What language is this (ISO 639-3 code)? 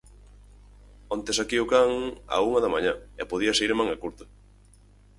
glg